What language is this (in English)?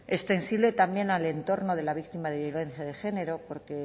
Spanish